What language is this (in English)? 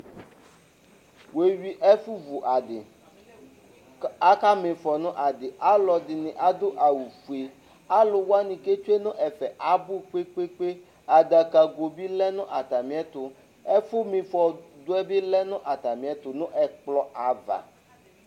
Ikposo